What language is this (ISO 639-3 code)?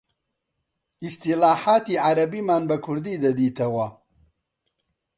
ckb